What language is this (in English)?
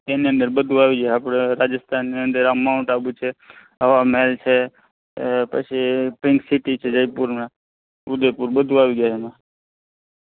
Gujarati